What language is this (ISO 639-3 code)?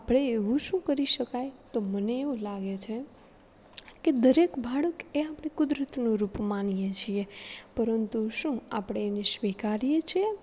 guj